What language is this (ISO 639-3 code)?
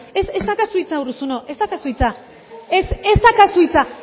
eus